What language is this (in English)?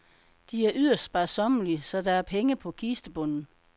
Danish